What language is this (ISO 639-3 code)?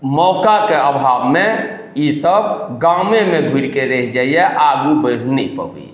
mai